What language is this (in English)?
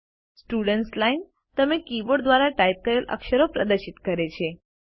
Gujarati